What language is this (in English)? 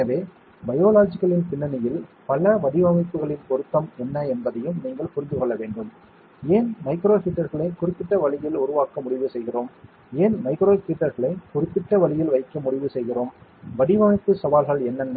Tamil